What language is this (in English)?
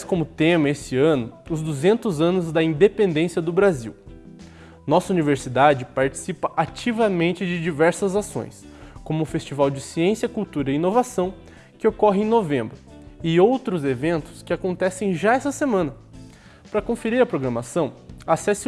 Portuguese